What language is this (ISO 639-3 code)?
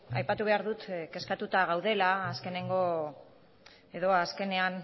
eus